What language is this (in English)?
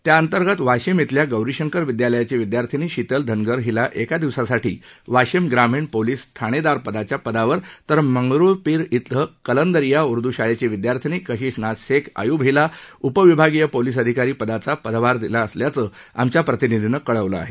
Marathi